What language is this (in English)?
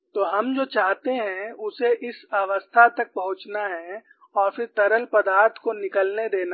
Hindi